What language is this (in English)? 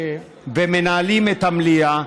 Hebrew